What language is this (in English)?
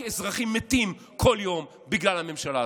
Hebrew